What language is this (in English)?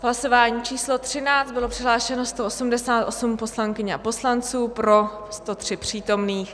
Czech